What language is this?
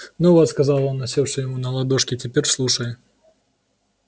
Russian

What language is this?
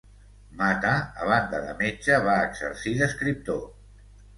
Catalan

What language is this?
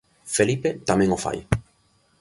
Galician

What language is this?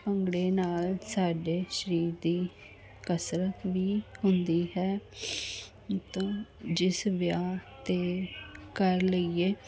Punjabi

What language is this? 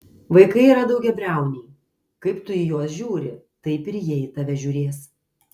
Lithuanian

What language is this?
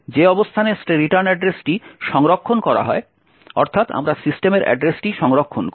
Bangla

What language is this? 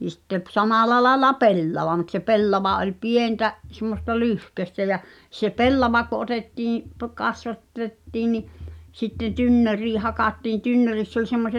Finnish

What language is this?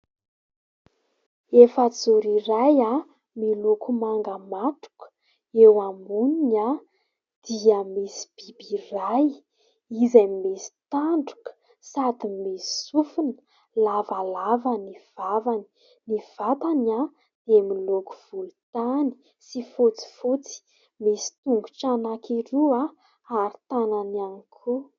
Malagasy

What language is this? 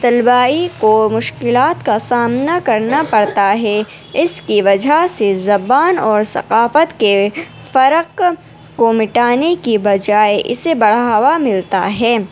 Urdu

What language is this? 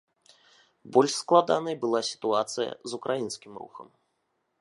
Belarusian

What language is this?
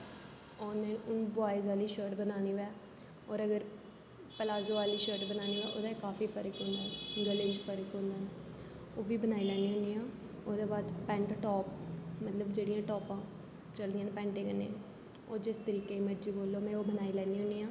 Dogri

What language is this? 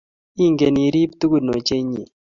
Kalenjin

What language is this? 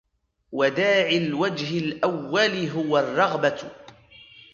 Arabic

